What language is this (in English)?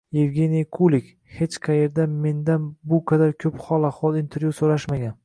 Uzbek